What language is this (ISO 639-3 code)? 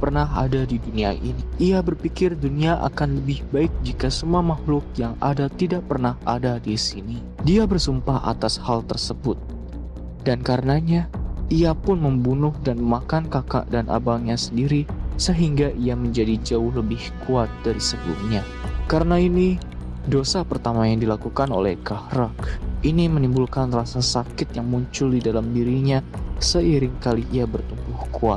ind